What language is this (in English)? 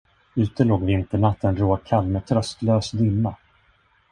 Swedish